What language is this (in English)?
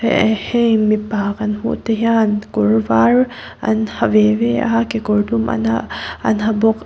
Mizo